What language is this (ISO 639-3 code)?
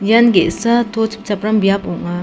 grt